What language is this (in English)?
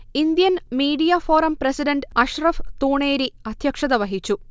Malayalam